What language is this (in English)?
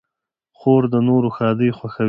Pashto